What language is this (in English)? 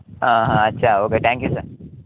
Telugu